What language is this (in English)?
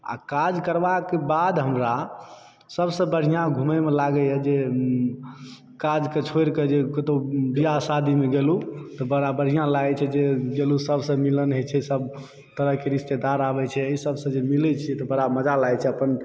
Maithili